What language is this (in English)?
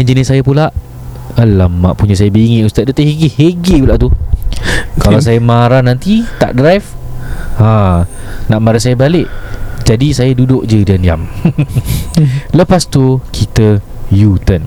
Malay